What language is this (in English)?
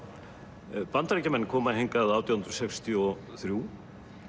Icelandic